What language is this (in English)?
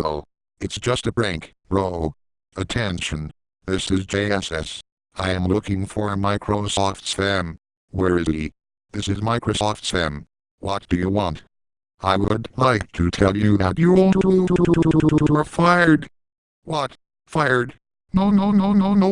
English